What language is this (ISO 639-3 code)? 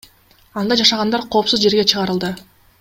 kir